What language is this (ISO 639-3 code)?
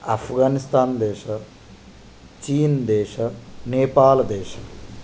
san